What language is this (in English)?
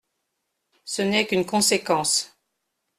French